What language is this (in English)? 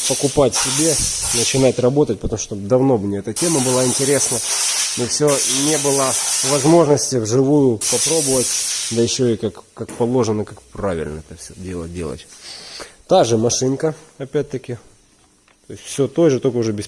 Russian